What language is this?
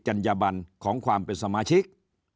Thai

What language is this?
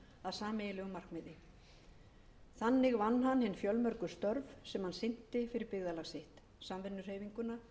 Icelandic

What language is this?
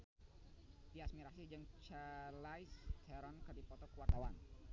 Sundanese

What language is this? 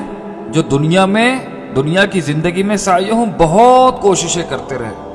Urdu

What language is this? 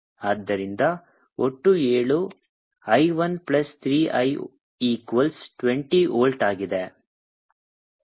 Kannada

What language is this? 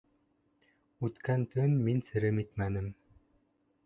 Bashkir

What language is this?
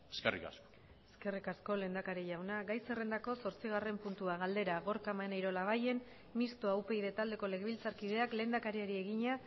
Basque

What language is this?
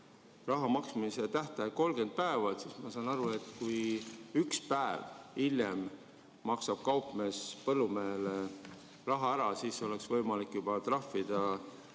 Estonian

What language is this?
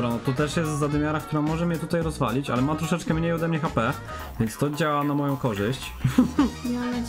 Polish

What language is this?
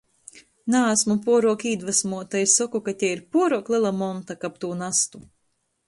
Latgalian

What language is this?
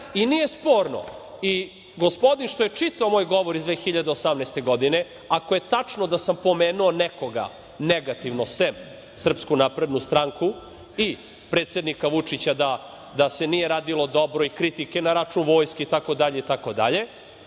Serbian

